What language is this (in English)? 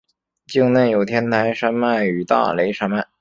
Chinese